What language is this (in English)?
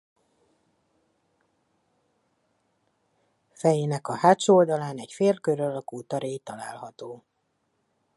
Hungarian